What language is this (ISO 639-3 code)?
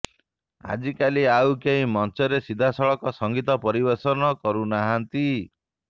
ori